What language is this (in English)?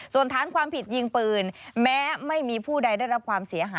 Thai